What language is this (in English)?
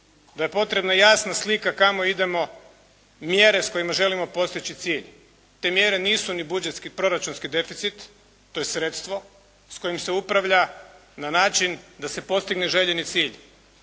Croatian